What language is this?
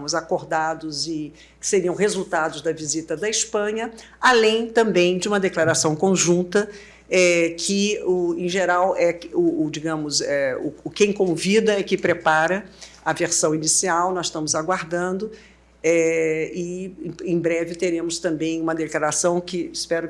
Portuguese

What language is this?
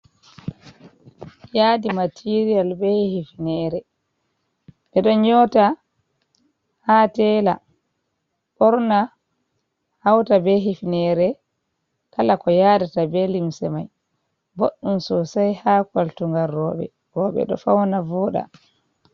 Fula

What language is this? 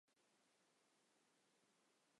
Chinese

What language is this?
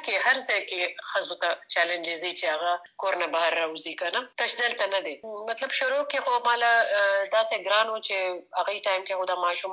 Urdu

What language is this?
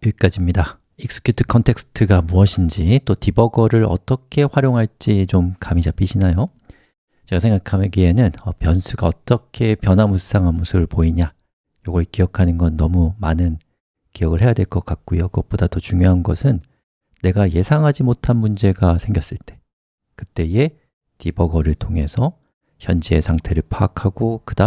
Korean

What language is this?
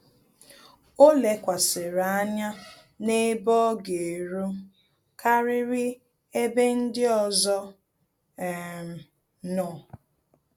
Igbo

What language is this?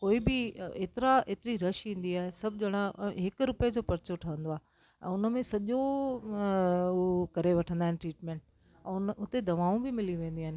Sindhi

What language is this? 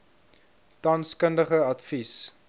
Afrikaans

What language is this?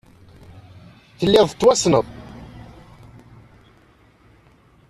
Kabyle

